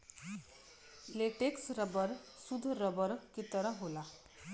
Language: Bhojpuri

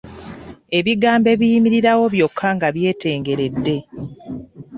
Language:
Ganda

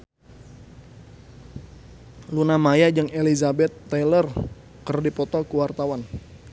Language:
Sundanese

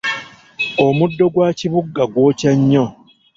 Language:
Ganda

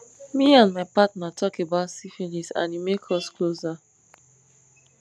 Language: Nigerian Pidgin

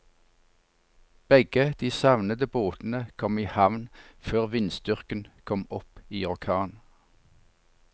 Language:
Norwegian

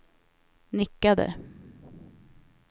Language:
Swedish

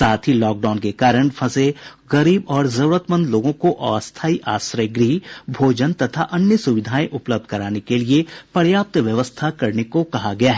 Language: Hindi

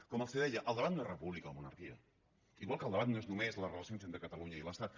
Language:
Catalan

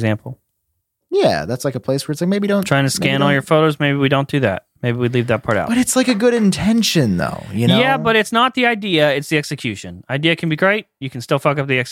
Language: English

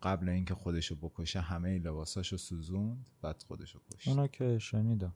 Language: Persian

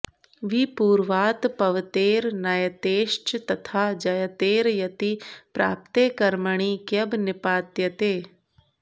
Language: Sanskrit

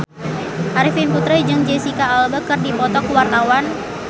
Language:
Sundanese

